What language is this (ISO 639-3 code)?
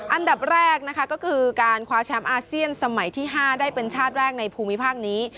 tha